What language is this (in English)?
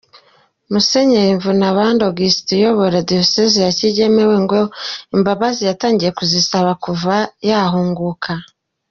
Kinyarwanda